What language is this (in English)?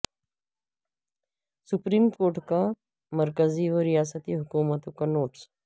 Urdu